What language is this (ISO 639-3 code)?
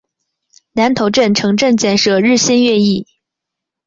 zho